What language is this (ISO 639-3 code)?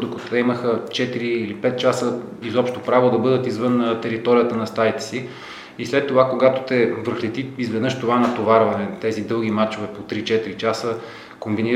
bul